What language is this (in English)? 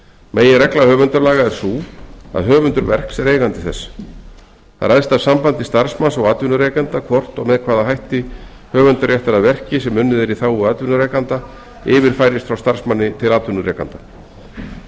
Icelandic